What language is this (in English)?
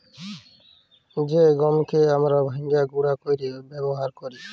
Bangla